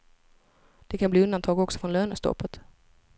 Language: Swedish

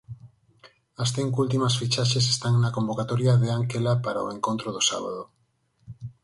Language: Galician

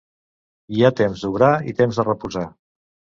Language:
Catalan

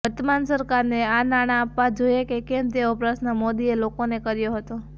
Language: Gujarati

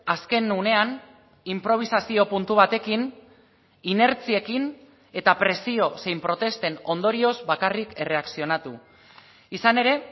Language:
Basque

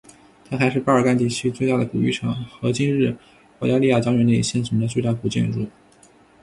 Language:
Chinese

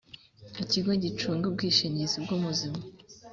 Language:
Kinyarwanda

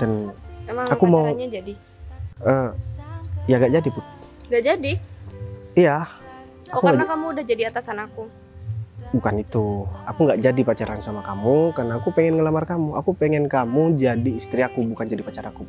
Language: Indonesian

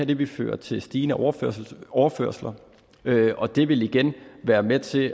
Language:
Danish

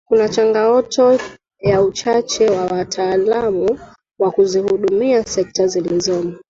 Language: Swahili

